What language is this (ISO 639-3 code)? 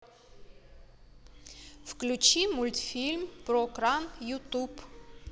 rus